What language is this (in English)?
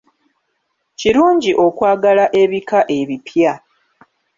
Ganda